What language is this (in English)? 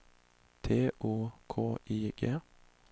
Swedish